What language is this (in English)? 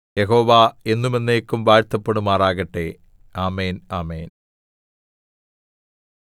Malayalam